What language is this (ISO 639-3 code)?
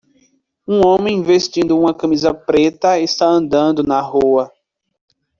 por